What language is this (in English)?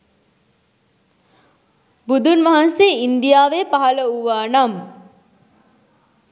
Sinhala